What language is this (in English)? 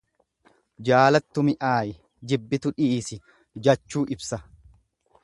Oromo